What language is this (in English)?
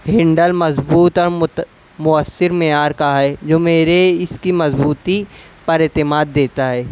Urdu